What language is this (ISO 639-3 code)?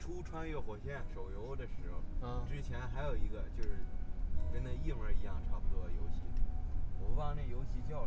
zho